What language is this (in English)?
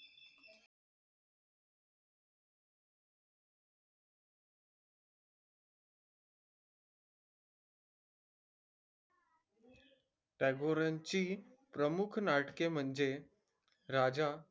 Marathi